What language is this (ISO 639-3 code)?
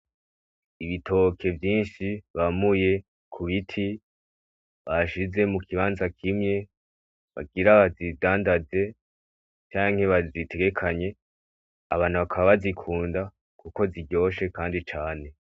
run